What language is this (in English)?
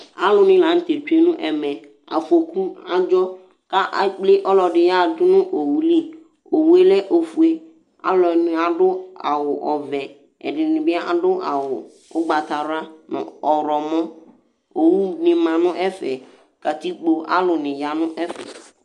Ikposo